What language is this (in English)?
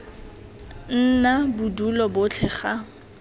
Tswana